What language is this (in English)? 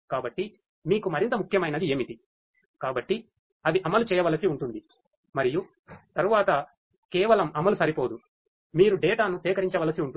Telugu